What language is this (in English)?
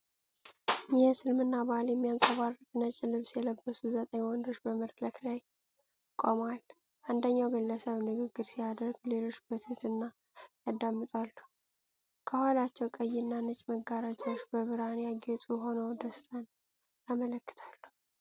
Amharic